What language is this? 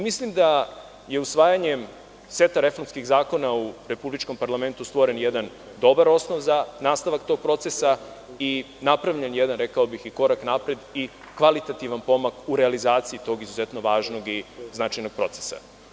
Serbian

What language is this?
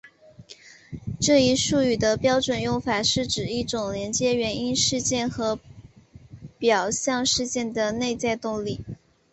Chinese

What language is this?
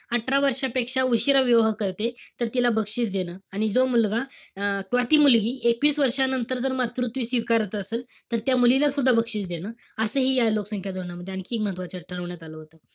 Marathi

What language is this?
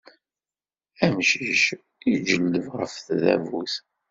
Kabyle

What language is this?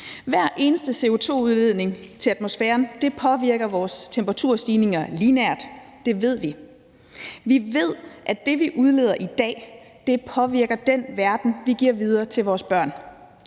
Danish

